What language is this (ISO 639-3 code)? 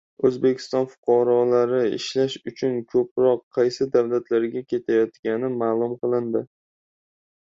uzb